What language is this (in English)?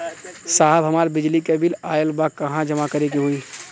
Bhojpuri